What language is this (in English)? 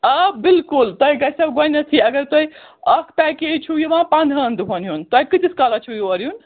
Kashmiri